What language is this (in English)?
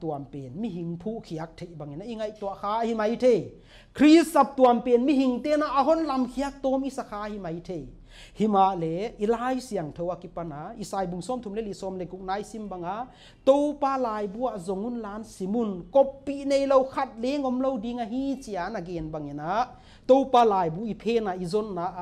Thai